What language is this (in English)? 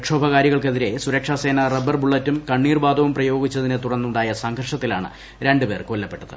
Malayalam